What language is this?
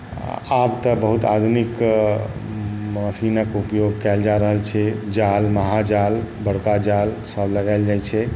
Maithili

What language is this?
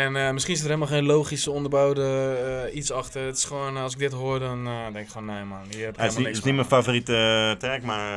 Dutch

